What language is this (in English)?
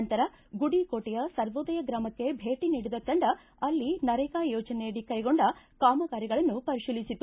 Kannada